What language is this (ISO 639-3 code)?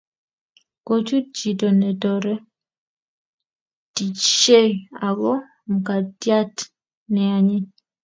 kln